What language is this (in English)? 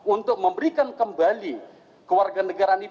Indonesian